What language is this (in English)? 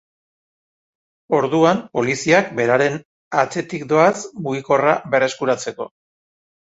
Basque